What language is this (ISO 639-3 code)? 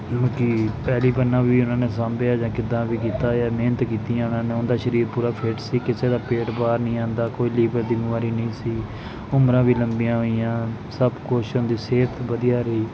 pan